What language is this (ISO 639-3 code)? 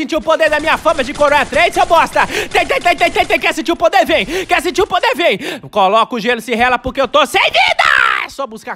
por